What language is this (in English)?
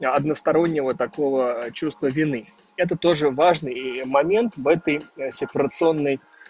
Russian